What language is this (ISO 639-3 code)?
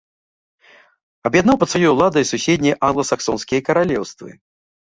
bel